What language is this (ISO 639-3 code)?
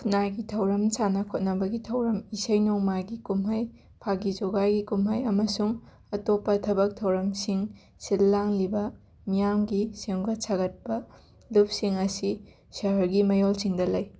mni